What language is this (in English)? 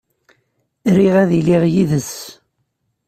Kabyle